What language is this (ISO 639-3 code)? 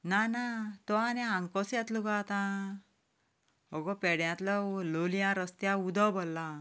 kok